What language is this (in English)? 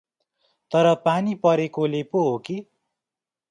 Nepali